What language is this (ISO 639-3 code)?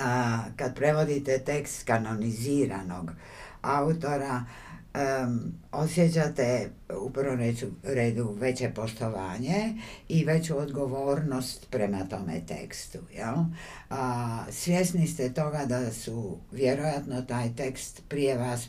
hrv